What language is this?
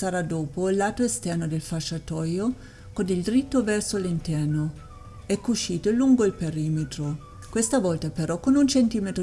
Italian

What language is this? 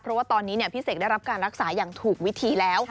Thai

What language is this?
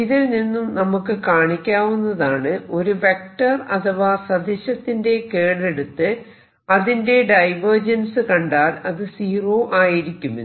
Malayalam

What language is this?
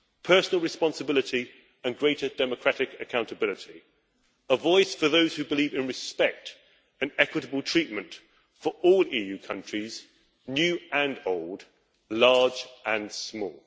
English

